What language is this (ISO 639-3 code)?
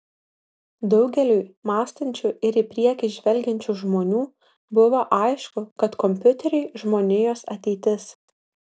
lit